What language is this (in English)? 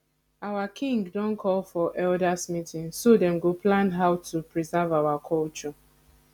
Nigerian Pidgin